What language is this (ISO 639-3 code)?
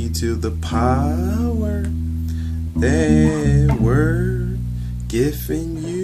eng